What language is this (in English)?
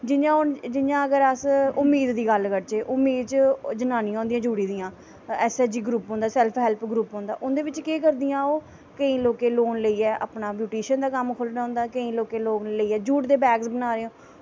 Dogri